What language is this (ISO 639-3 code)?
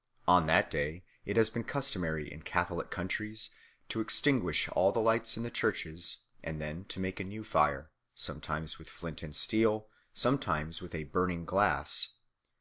eng